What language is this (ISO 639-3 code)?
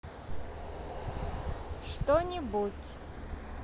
rus